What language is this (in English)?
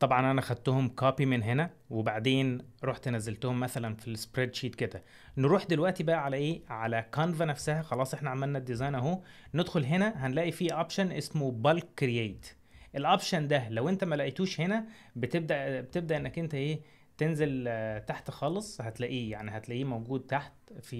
Arabic